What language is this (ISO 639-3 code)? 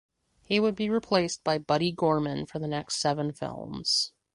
eng